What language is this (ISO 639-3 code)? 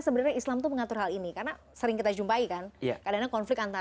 ind